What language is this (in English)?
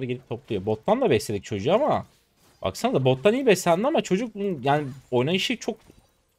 Turkish